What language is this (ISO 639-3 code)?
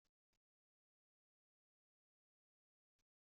kab